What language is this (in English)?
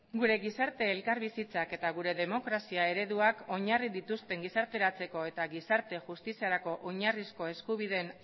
Basque